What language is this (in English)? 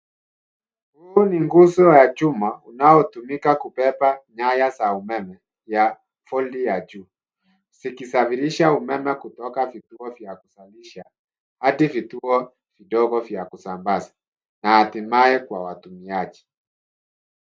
Swahili